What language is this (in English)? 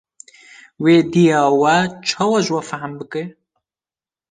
Kurdish